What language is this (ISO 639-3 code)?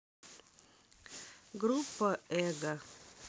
rus